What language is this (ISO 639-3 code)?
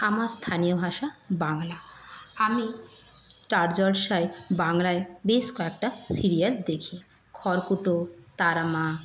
ben